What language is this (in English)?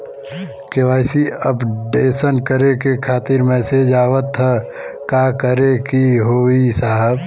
Bhojpuri